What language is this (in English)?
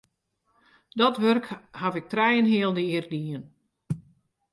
Western Frisian